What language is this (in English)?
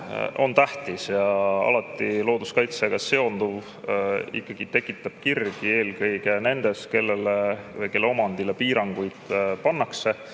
Estonian